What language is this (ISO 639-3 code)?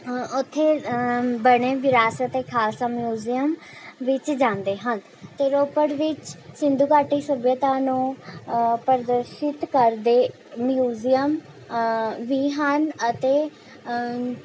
pan